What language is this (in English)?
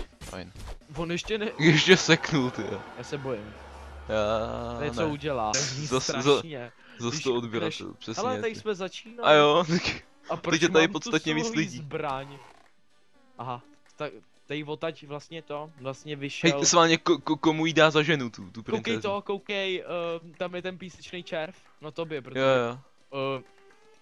Czech